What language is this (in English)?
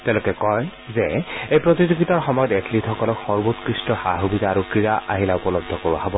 Assamese